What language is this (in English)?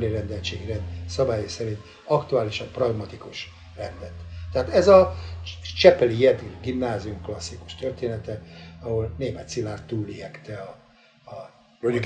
Hungarian